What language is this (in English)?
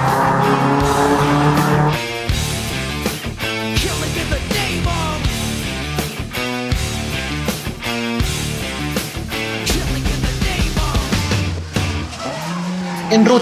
Spanish